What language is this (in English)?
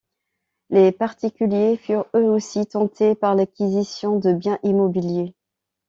French